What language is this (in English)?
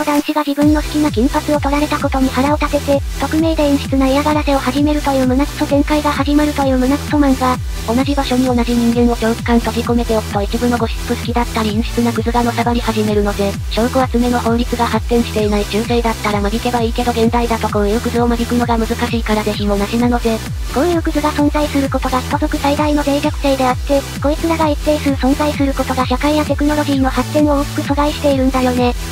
Japanese